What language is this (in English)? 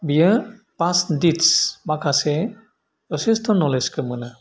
Bodo